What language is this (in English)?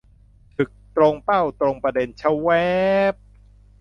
Thai